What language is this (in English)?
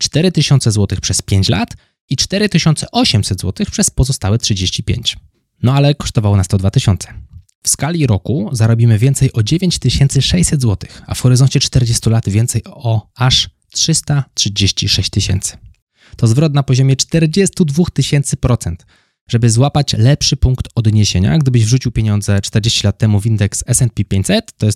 Polish